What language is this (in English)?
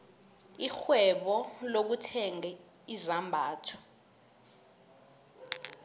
South Ndebele